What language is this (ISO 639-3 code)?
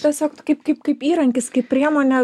lit